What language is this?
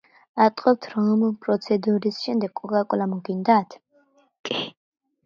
Georgian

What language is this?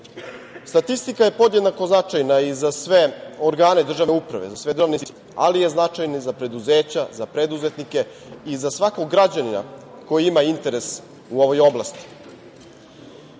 Serbian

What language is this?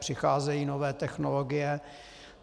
Czech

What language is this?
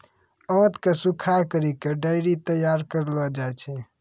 Maithili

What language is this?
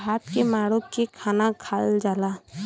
Bhojpuri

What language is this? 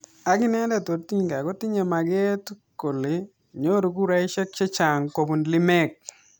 Kalenjin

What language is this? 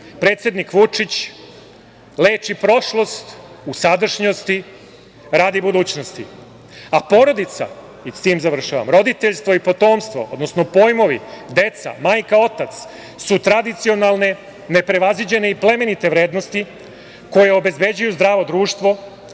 Serbian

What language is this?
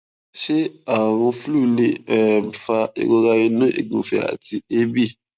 Yoruba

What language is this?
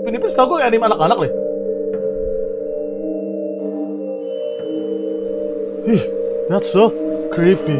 Indonesian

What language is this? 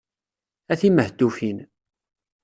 Kabyle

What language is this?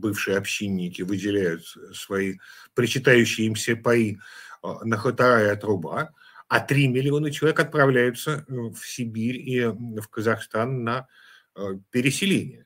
Russian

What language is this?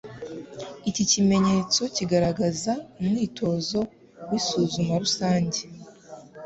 Kinyarwanda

